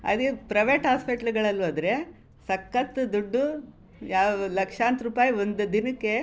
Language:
Kannada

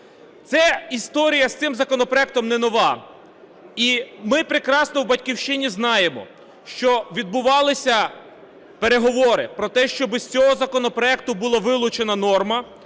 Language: Ukrainian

